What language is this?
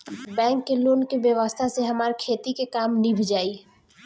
Bhojpuri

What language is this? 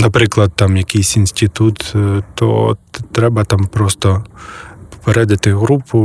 Ukrainian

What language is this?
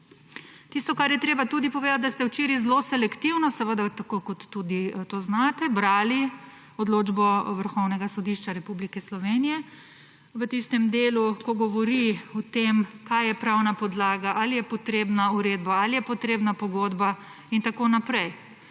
Slovenian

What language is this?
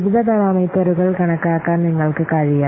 Malayalam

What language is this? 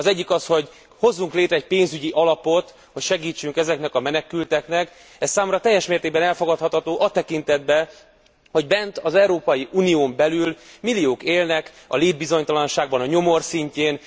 Hungarian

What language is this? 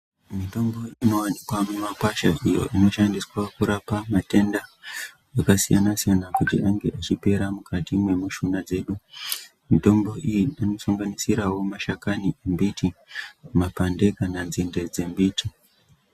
Ndau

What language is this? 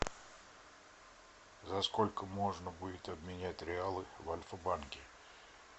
Russian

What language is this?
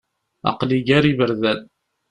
Kabyle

